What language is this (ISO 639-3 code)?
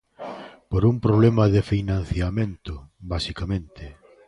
glg